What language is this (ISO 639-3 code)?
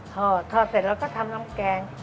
tha